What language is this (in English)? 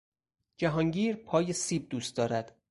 Persian